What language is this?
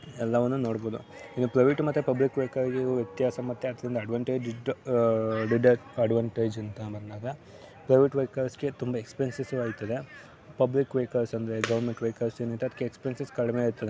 Kannada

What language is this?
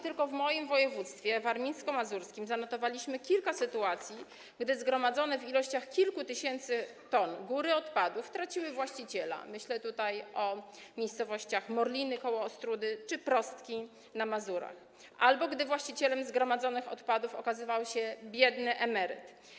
Polish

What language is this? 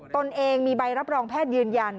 Thai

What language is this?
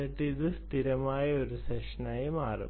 Malayalam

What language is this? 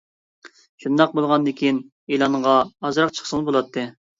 Uyghur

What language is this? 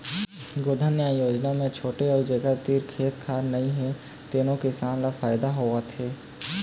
Chhattisgarhi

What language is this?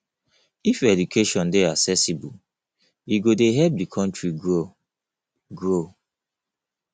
Nigerian Pidgin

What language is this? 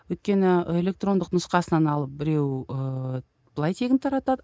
Kazakh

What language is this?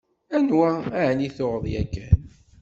Kabyle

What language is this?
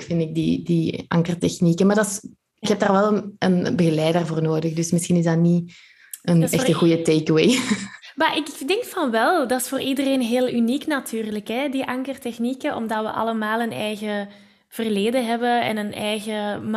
Dutch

